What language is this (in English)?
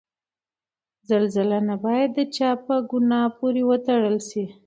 Pashto